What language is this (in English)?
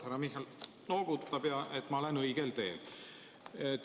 Estonian